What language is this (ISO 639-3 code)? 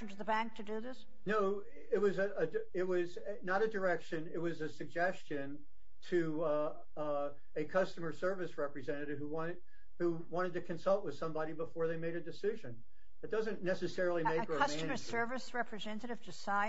eng